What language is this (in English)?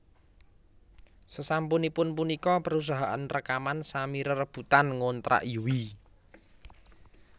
Javanese